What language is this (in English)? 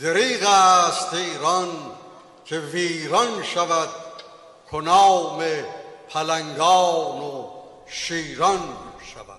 Persian